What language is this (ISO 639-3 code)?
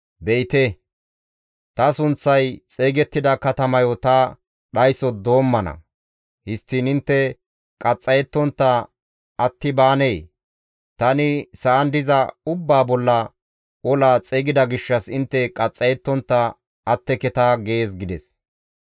gmv